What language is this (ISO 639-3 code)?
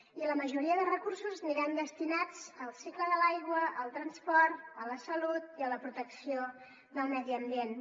cat